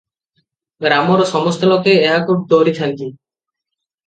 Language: Odia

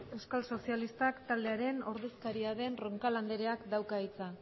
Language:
Basque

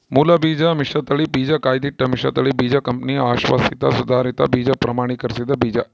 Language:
Kannada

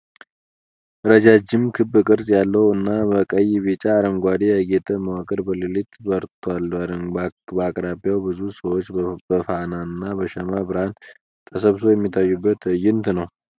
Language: Amharic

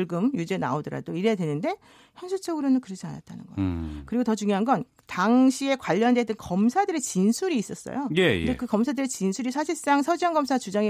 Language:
Korean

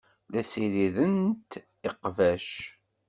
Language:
Kabyle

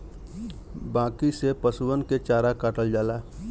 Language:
Bhojpuri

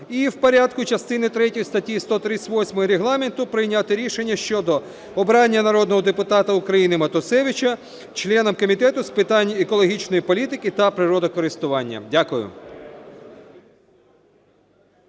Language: Ukrainian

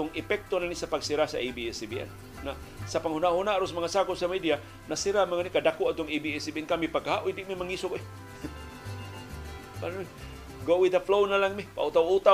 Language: Filipino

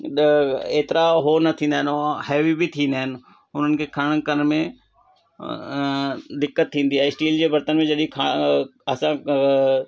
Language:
Sindhi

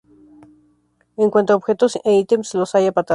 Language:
Spanish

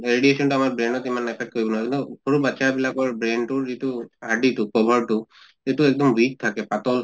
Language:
Assamese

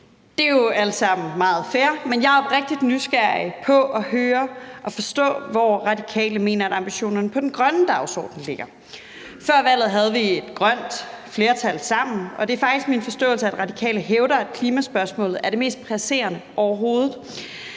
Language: Danish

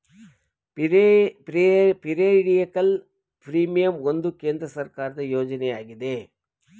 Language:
Kannada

